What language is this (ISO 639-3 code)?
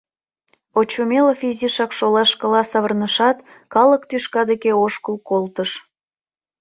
chm